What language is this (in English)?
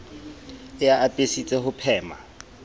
Southern Sotho